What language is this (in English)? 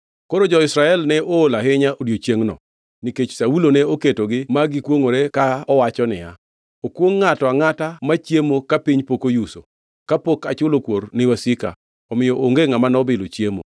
Luo (Kenya and Tanzania)